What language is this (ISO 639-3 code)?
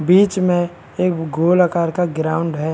hin